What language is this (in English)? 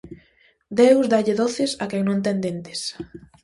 Galician